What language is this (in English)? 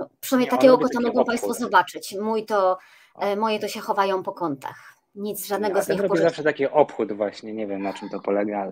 Polish